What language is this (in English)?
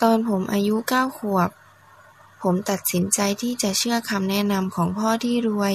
Thai